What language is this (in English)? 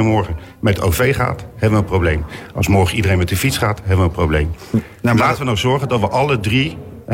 Dutch